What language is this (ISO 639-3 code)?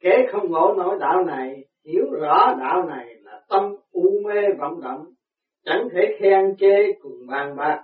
vie